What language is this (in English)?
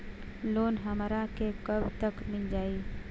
Bhojpuri